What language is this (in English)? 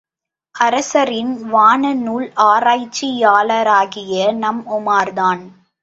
Tamil